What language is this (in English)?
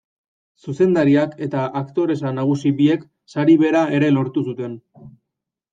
Basque